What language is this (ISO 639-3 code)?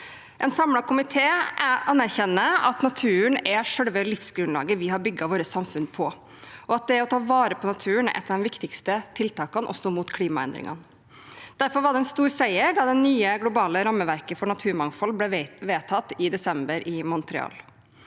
nor